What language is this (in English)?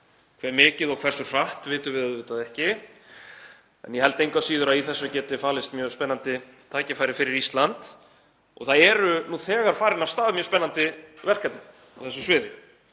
Icelandic